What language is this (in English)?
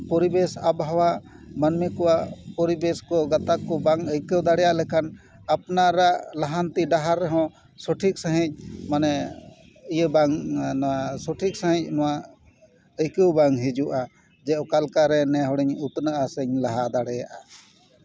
Santali